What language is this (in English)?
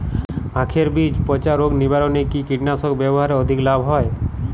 Bangla